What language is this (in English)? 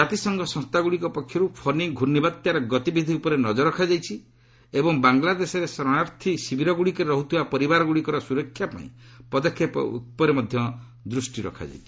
Odia